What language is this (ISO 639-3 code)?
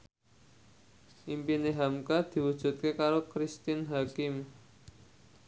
jav